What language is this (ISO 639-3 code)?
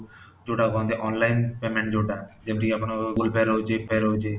ori